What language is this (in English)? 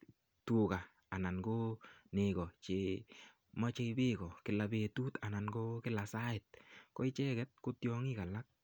Kalenjin